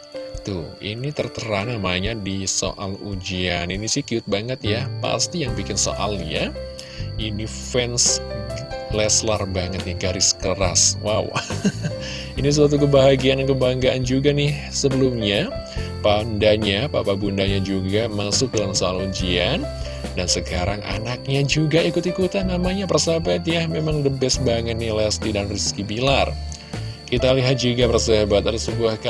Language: Indonesian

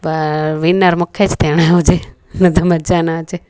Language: Sindhi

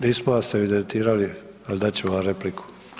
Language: Croatian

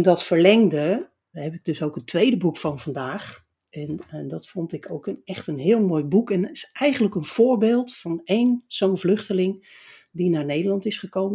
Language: Dutch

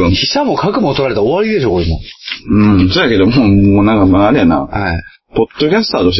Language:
Japanese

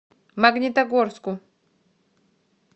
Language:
Russian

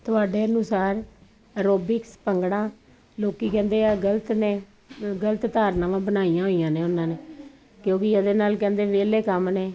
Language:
Punjabi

